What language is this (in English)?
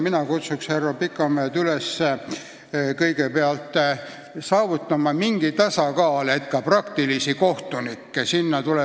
Estonian